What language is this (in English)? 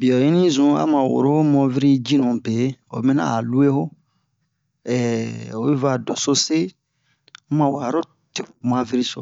Bomu